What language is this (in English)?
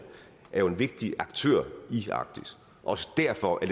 Danish